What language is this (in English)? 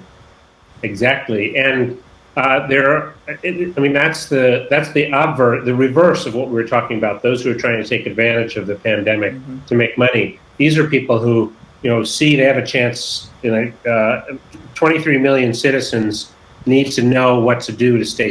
English